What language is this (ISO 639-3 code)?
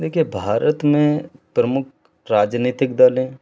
hin